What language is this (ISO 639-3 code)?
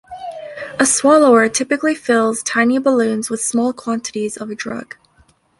eng